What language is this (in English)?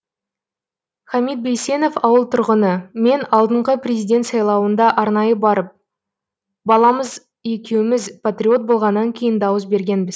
Kazakh